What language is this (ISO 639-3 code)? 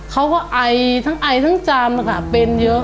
tha